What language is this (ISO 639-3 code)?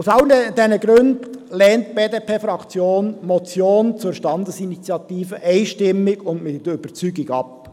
gsw